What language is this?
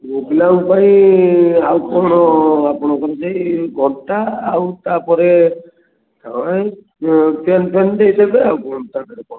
Odia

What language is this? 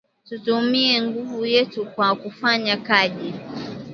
Swahili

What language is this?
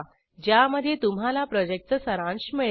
Marathi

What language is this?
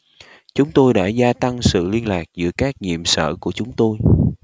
Vietnamese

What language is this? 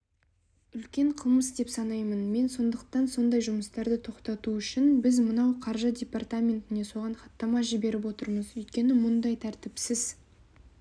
Kazakh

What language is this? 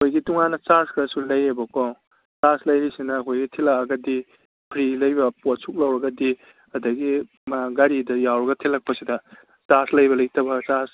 Manipuri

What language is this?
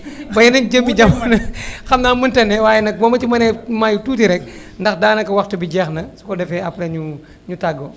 Wolof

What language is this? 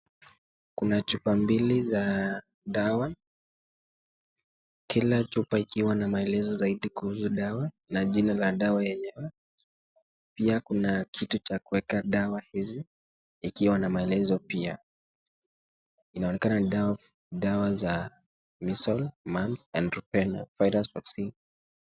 Swahili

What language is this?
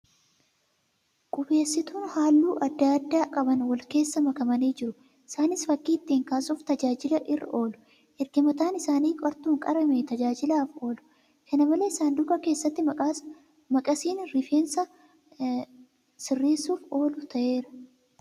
Oromo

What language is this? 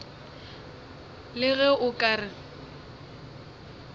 Northern Sotho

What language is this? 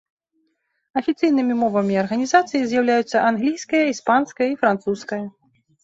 Belarusian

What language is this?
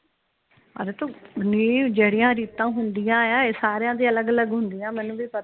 Punjabi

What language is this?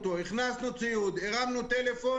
Hebrew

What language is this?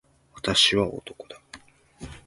Japanese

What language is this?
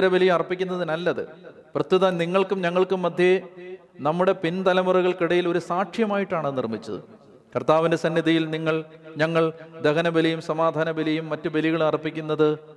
Malayalam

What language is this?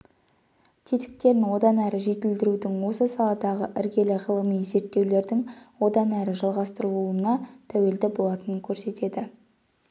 Kazakh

